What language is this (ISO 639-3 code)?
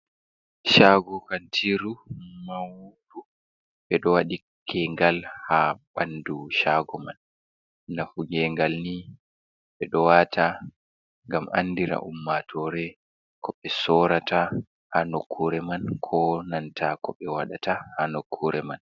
ful